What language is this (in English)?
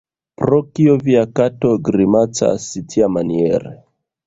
Esperanto